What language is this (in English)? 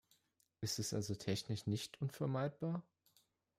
German